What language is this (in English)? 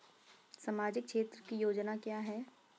Hindi